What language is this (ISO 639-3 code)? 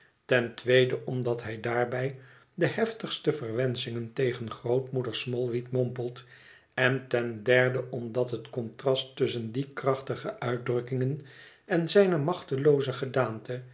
nld